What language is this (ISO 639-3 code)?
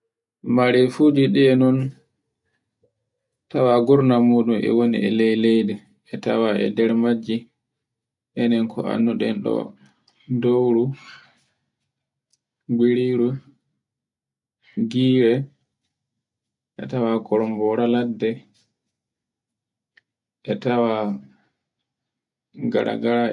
fue